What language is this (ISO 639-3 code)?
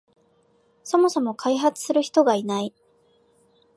jpn